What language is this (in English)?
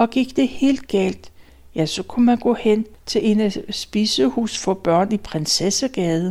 Danish